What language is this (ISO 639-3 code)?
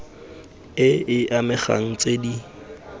tsn